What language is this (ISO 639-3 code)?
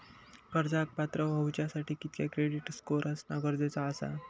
mar